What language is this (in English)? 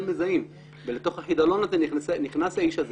Hebrew